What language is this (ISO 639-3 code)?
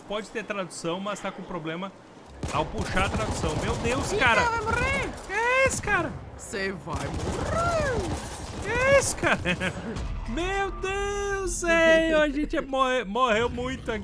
por